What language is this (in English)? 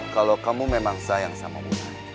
Indonesian